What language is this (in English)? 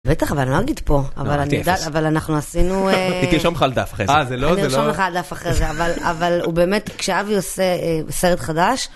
Hebrew